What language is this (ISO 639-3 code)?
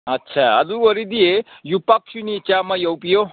mni